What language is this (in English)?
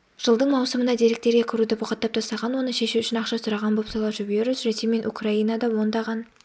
Kazakh